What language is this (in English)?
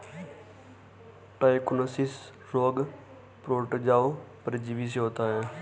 Hindi